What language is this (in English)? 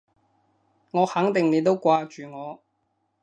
Cantonese